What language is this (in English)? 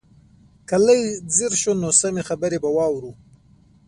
Pashto